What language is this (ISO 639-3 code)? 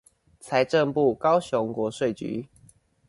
zho